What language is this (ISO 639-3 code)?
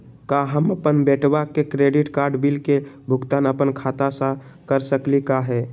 mag